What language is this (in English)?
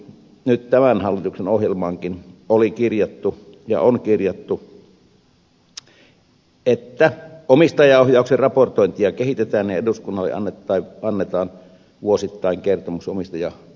Finnish